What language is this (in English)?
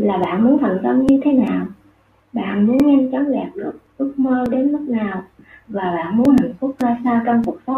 Vietnamese